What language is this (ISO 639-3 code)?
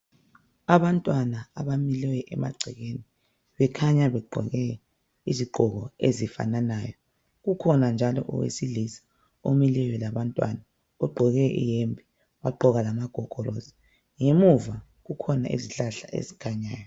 nde